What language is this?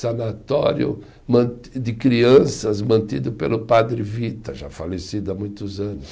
Portuguese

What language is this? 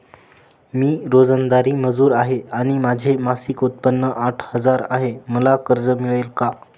Marathi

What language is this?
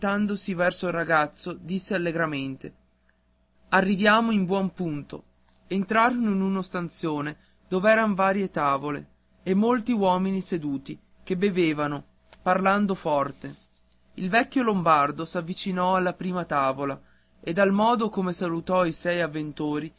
Italian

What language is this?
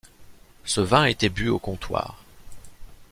French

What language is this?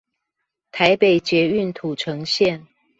Chinese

